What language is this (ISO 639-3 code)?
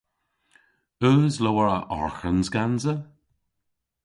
cor